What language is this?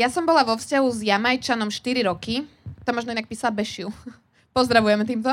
Slovak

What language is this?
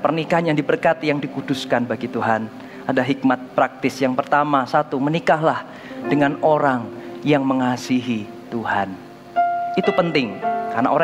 Indonesian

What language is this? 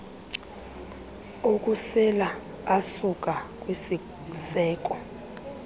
Xhosa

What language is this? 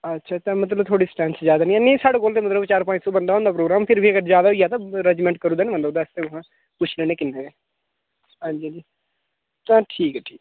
Dogri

